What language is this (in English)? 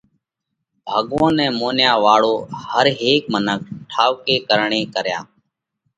Parkari Koli